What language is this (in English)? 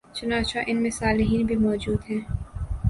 Urdu